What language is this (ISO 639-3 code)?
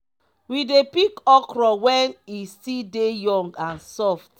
pcm